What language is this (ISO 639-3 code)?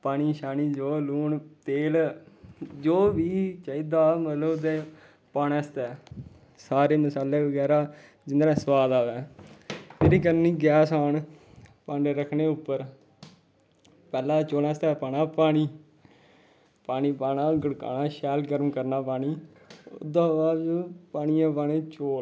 doi